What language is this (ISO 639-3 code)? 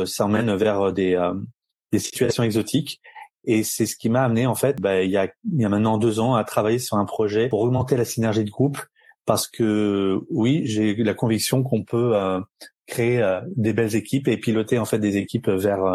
fra